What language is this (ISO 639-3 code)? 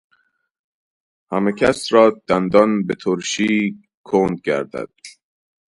fas